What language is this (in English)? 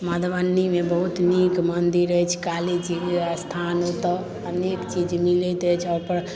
Maithili